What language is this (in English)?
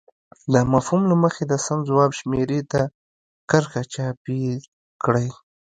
Pashto